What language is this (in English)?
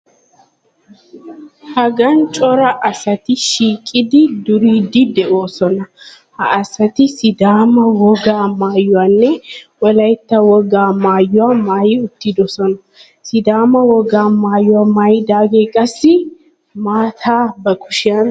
Wolaytta